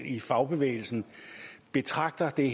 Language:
Danish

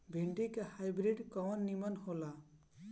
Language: Bhojpuri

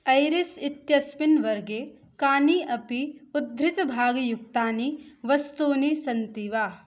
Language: Sanskrit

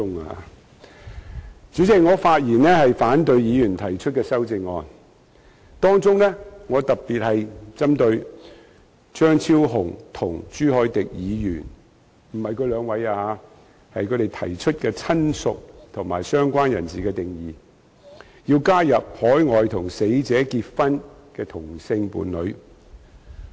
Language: Cantonese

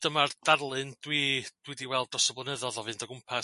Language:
Welsh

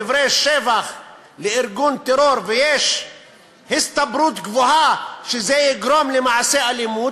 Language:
Hebrew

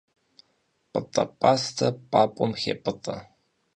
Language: Kabardian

